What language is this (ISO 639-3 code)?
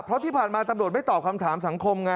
tha